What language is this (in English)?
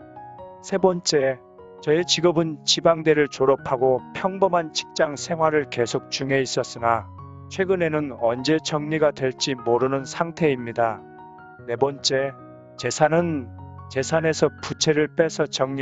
Korean